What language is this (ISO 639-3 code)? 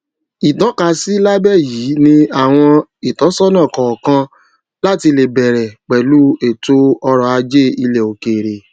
yor